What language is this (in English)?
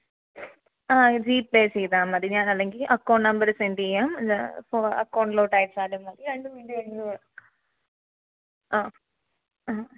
Malayalam